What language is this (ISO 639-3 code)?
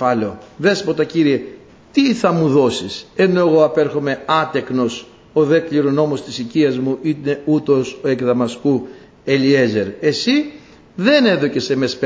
ell